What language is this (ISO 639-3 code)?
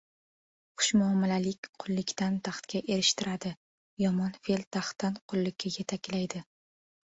uzb